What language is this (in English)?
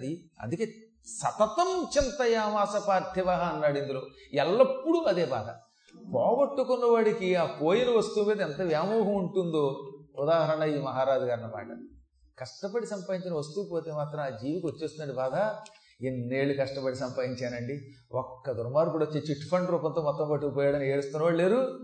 Telugu